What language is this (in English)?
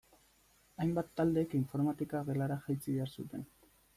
Basque